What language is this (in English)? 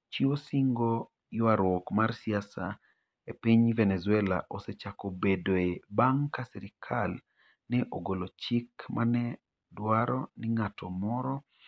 Luo (Kenya and Tanzania)